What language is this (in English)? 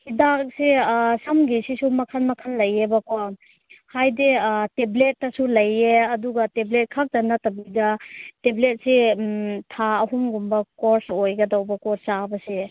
Manipuri